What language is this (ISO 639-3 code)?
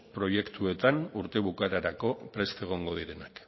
eus